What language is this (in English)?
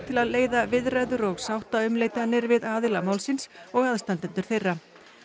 Icelandic